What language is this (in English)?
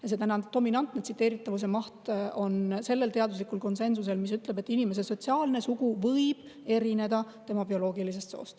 Estonian